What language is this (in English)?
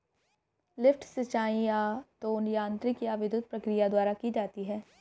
Hindi